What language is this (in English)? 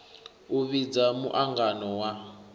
Venda